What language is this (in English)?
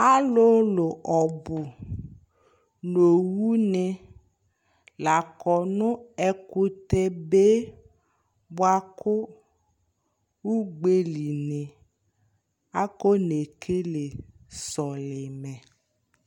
Ikposo